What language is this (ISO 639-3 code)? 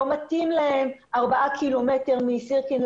heb